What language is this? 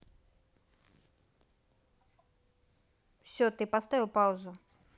Russian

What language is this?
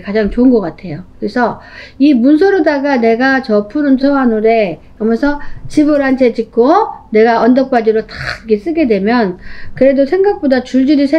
Korean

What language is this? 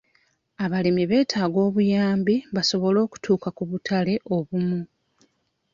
Ganda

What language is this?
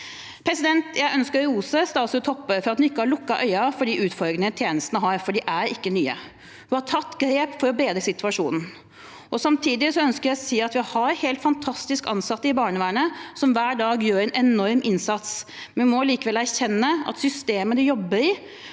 Norwegian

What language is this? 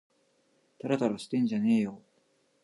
Japanese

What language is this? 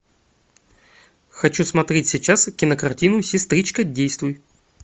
Russian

